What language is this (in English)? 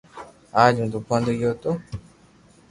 Loarki